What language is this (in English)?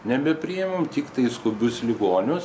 Lithuanian